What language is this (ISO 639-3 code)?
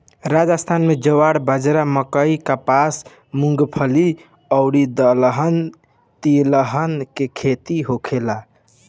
bho